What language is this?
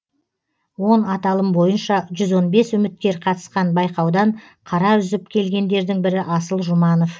Kazakh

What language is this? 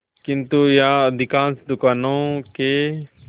Hindi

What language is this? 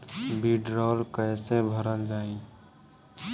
Bhojpuri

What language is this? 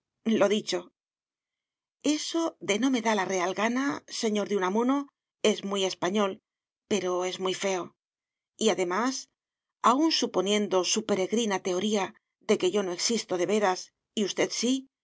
Spanish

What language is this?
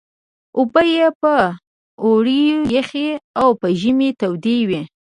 Pashto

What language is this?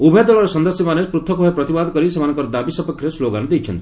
Odia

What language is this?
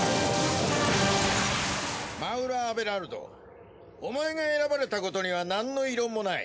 Japanese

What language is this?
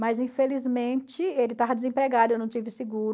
Portuguese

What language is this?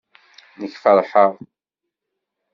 Kabyle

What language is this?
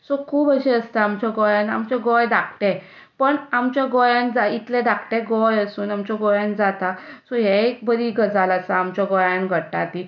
Konkani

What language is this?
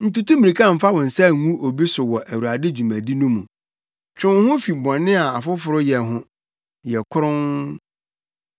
Akan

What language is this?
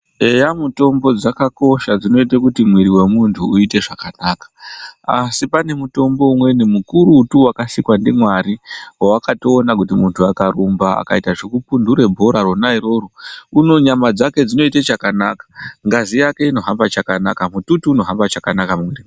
Ndau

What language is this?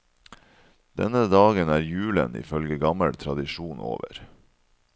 Norwegian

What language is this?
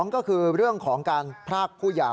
Thai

